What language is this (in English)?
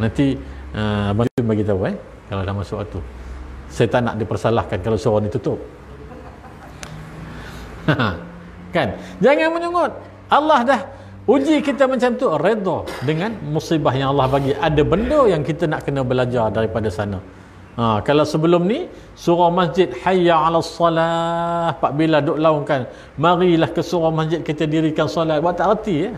Malay